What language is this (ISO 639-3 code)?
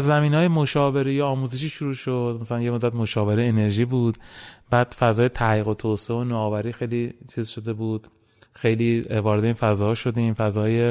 fas